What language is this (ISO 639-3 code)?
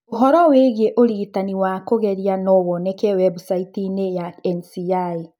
kik